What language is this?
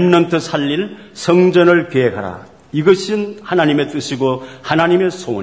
Korean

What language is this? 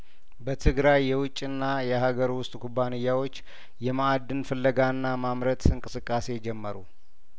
Amharic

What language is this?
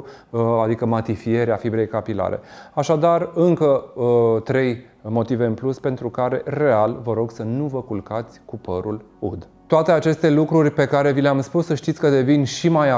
Romanian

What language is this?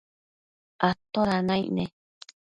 Matsés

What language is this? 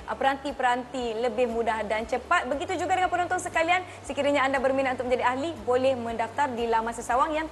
Malay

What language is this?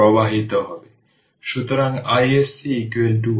Bangla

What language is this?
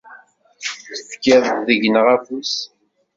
Kabyle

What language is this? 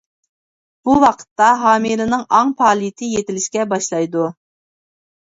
Uyghur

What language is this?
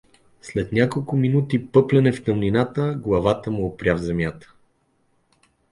Bulgarian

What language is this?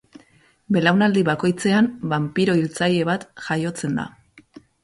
Basque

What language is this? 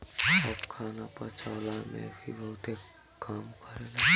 Bhojpuri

